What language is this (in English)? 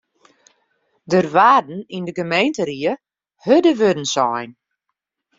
Western Frisian